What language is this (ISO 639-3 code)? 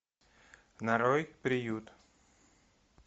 rus